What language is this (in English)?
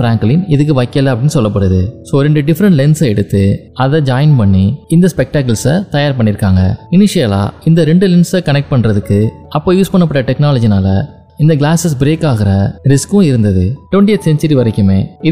Tamil